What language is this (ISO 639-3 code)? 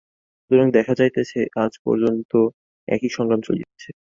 ben